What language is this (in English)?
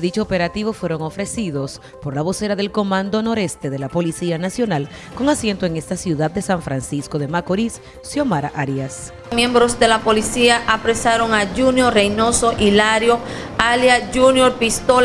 Spanish